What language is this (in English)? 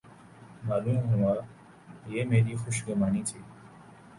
Urdu